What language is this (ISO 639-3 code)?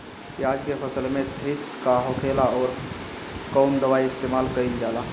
bho